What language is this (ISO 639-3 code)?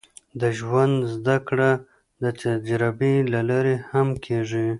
pus